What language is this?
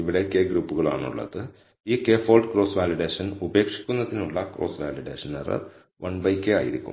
Malayalam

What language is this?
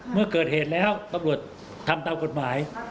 Thai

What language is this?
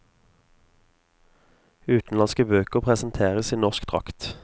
Norwegian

